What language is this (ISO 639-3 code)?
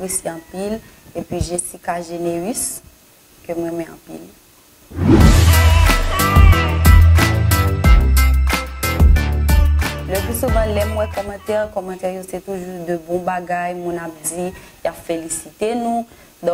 fra